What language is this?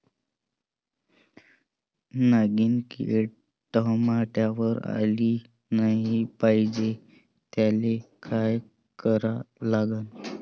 Marathi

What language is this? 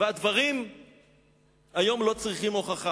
Hebrew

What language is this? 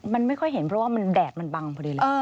Thai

